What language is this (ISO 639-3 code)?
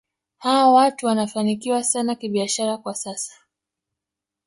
swa